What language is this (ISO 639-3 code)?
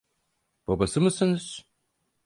tur